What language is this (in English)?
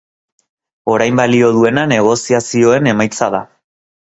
Basque